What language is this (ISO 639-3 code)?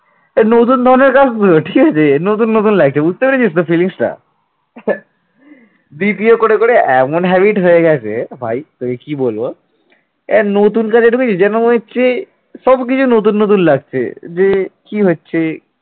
ben